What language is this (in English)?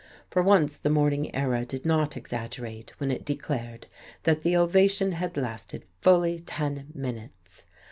English